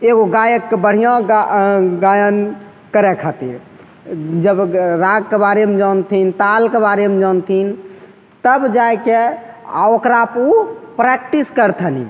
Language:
Maithili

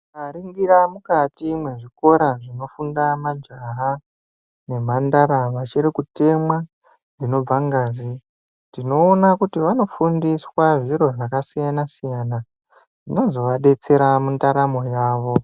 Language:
Ndau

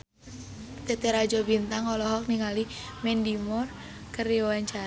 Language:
Sundanese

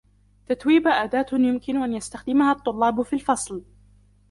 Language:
Arabic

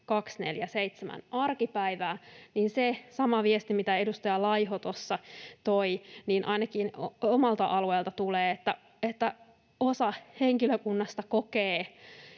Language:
Finnish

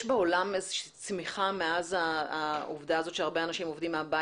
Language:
Hebrew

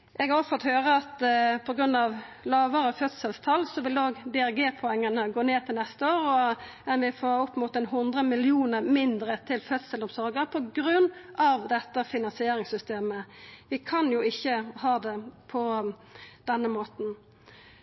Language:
Norwegian Nynorsk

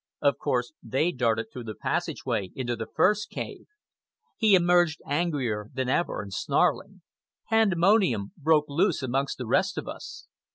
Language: English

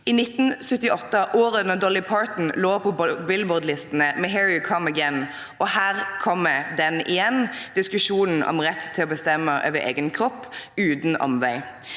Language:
Norwegian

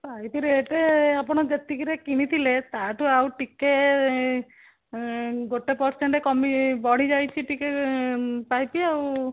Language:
Odia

